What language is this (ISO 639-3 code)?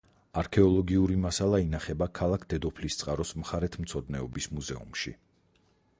kat